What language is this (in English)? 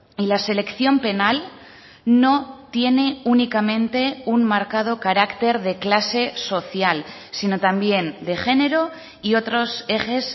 Spanish